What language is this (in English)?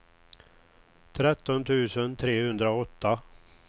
Swedish